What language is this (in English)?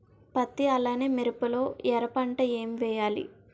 Telugu